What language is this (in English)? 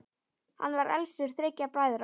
Icelandic